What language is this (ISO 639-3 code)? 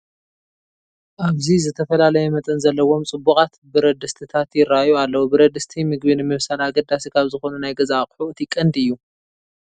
tir